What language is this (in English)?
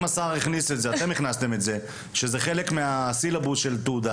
Hebrew